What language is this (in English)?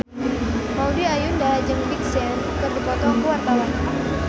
Sundanese